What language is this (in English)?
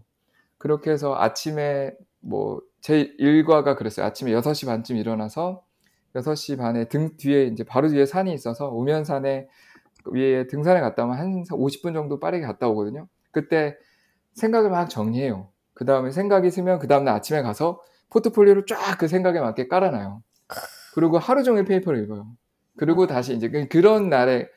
Korean